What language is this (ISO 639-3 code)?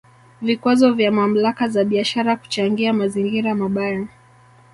swa